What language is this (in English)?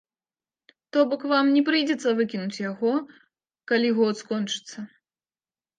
Belarusian